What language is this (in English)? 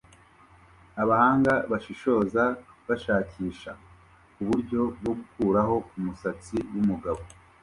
Kinyarwanda